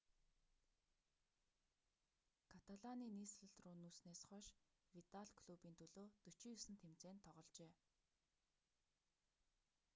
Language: Mongolian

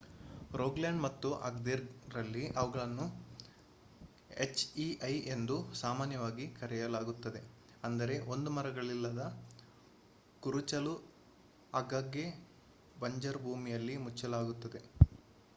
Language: Kannada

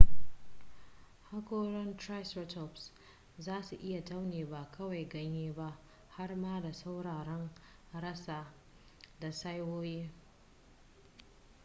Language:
Hausa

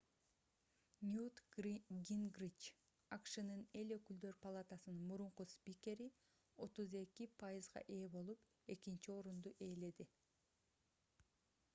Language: Kyrgyz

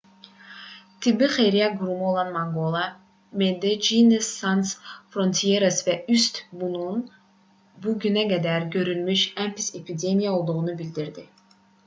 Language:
Azerbaijani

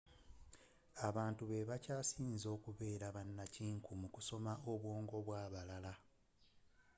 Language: Ganda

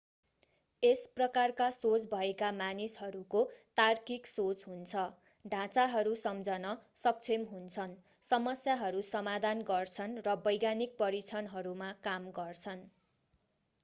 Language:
Nepali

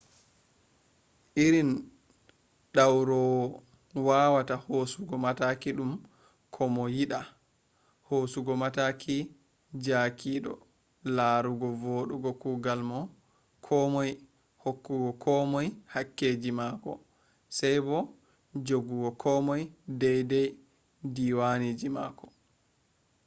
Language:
Fula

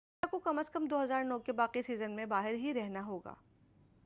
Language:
Urdu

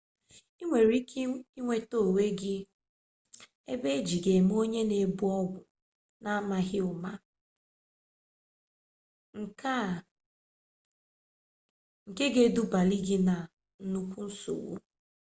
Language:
Igbo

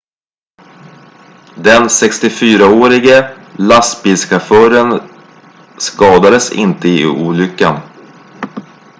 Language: Swedish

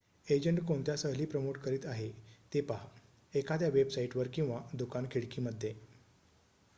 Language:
Marathi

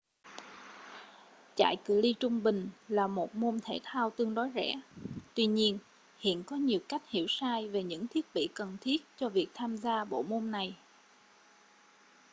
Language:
Vietnamese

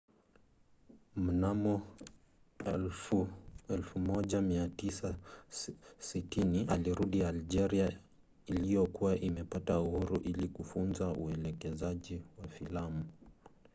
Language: Swahili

